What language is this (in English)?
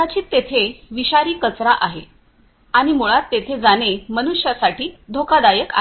Marathi